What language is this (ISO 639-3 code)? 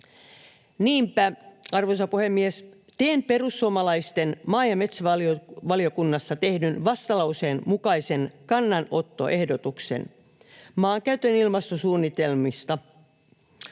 fin